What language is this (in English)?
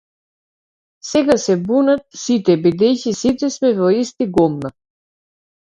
Macedonian